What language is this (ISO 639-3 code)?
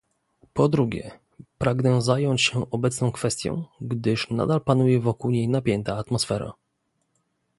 pol